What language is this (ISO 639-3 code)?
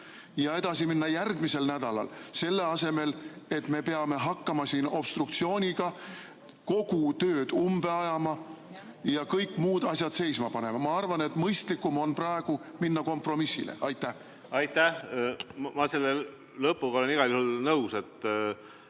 est